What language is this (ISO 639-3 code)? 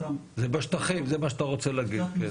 heb